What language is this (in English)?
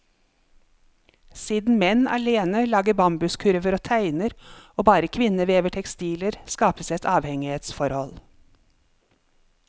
Norwegian